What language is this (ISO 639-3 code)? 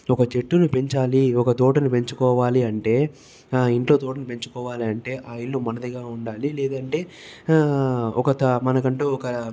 tel